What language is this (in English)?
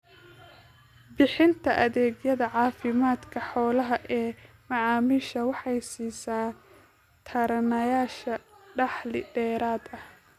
Somali